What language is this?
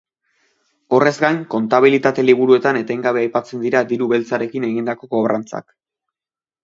Basque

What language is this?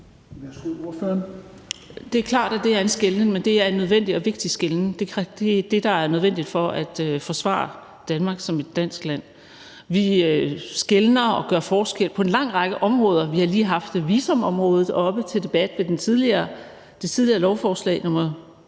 Danish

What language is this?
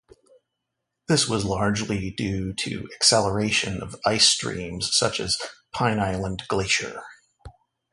English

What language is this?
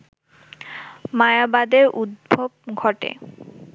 Bangla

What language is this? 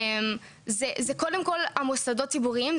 Hebrew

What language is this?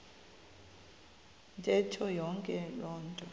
Xhosa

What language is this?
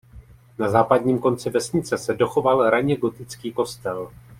Czech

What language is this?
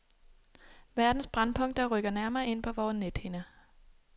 Danish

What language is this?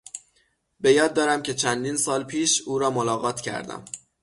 Persian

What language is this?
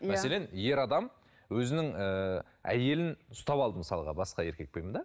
Kazakh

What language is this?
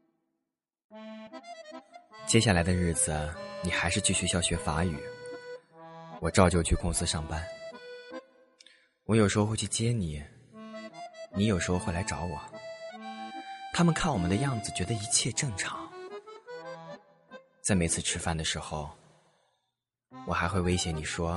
Chinese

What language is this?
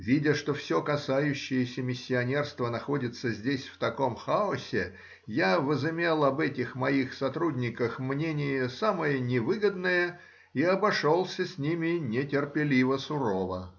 Russian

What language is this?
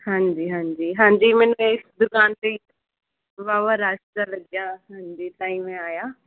Punjabi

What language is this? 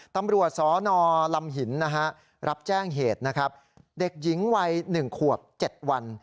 Thai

